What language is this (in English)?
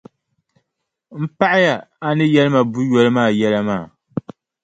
Dagbani